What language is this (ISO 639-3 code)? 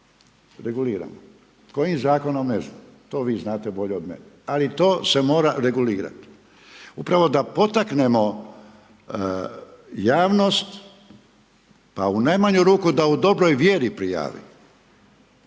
hrv